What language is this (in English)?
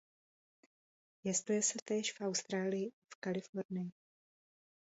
Czech